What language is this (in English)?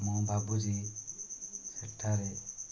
Odia